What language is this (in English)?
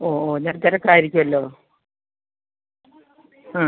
Malayalam